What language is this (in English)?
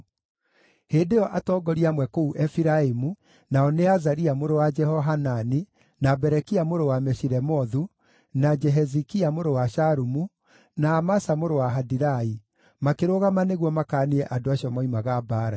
Kikuyu